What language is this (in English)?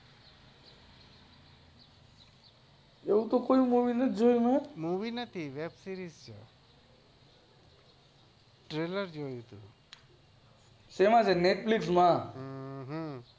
Gujarati